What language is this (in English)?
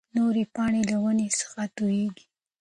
Pashto